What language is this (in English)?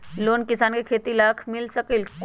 Magahi